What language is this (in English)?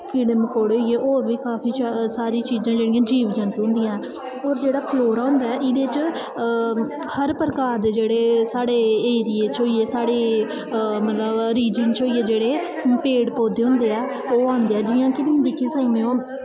Dogri